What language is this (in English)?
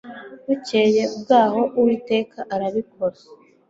Kinyarwanda